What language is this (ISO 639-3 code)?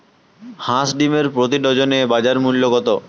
ben